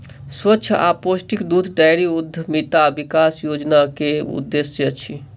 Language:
Maithili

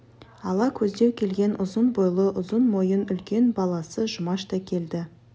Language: Kazakh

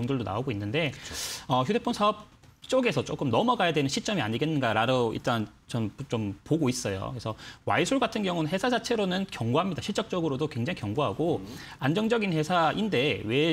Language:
Korean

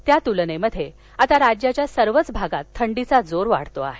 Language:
Marathi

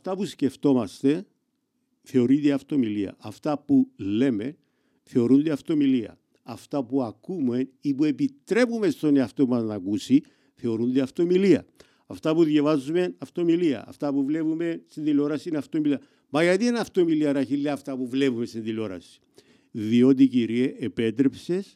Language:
Greek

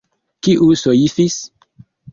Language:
Esperanto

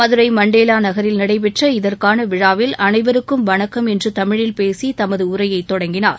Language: Tamil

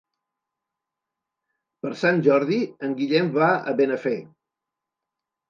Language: Catalan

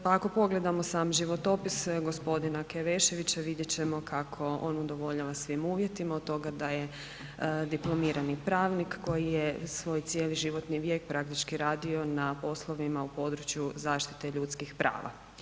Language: Croatian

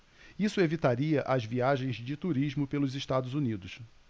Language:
Portuguese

